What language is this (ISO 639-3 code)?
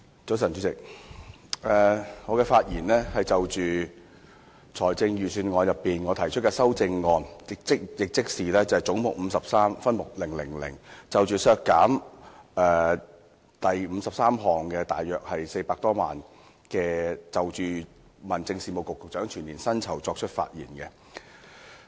yue